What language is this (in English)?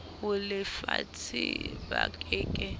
Southern Sotho